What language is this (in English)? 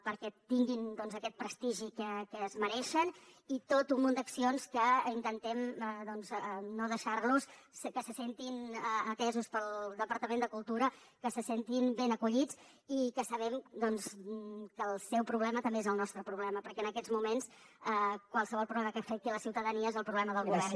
Catalan